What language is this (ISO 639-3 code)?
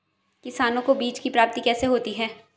hin